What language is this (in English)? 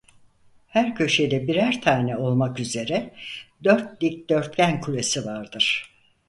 Turkish